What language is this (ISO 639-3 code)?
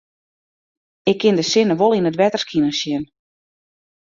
fry